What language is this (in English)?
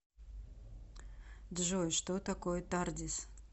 Russian